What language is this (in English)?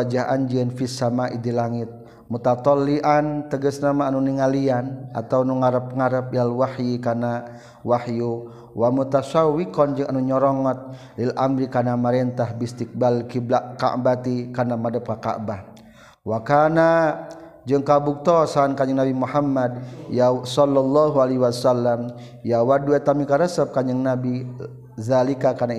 Malay